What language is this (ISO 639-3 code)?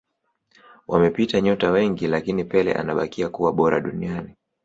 swa